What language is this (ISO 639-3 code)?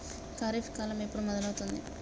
tel